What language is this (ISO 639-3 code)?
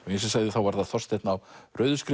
isl